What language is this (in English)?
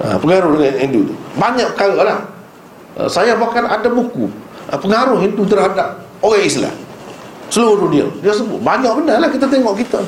Malay